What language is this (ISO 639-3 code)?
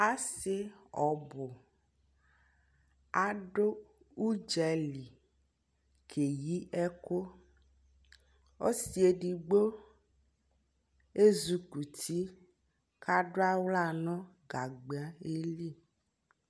kpo